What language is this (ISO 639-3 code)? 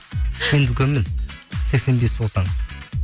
kaz